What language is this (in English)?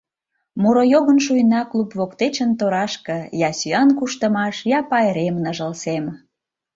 Mari